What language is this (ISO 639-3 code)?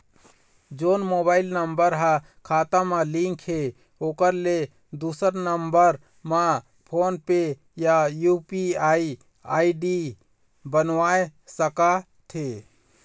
hne